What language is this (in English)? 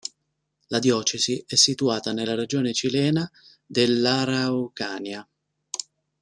Italian